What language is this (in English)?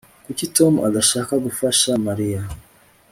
Kinyarwanda